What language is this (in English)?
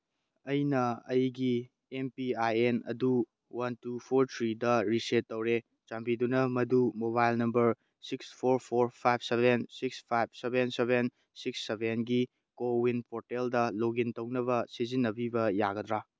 Manipuri